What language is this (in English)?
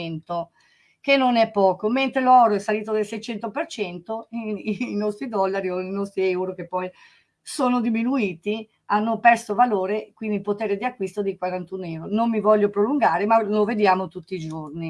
Italian